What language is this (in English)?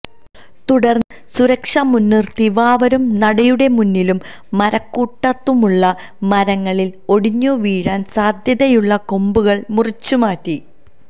Malayalam